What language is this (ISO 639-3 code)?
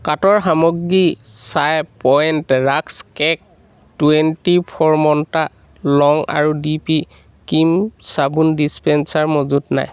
asm